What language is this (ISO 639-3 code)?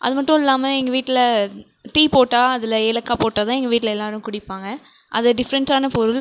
tam